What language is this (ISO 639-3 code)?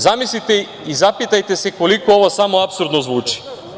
srp